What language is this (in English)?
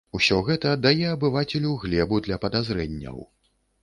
Belarusian